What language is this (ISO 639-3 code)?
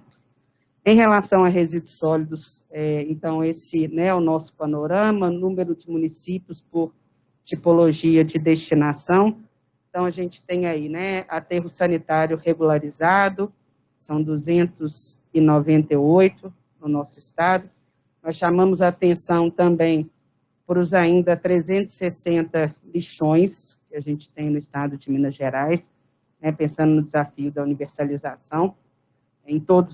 por